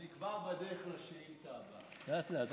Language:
Hebrew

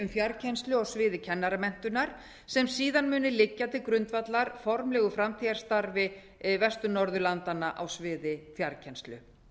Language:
Icelandic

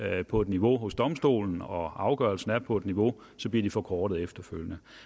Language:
Danish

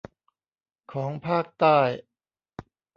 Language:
Thai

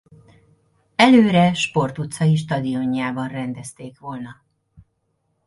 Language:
Hungarian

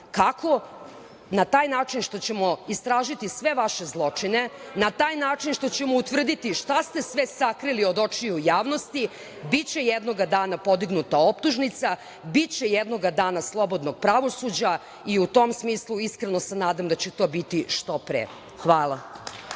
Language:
Serbian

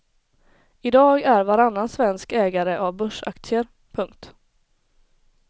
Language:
Swedish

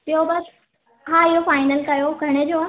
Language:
Sindhi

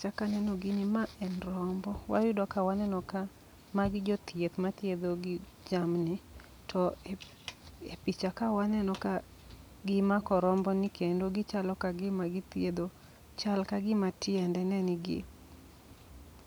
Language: Luo (Kenya and Tanzania)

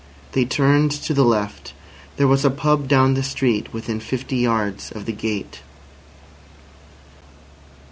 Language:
English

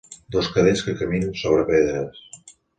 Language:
Catalan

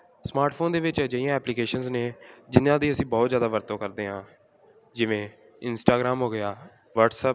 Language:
Punjabi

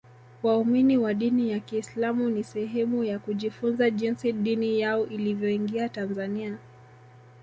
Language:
Swahili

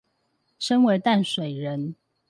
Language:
Chinese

